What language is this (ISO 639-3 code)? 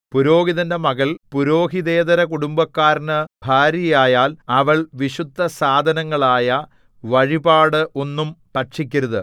mal